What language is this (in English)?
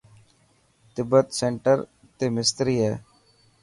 Dhatki